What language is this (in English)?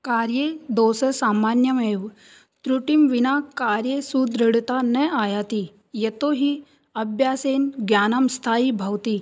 Sanskrit